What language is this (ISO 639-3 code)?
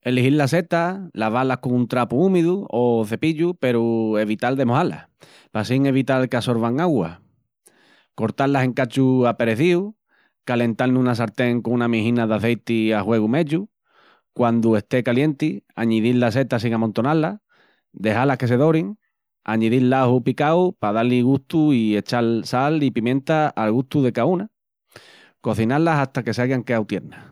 ext